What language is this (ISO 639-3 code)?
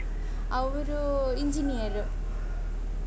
kan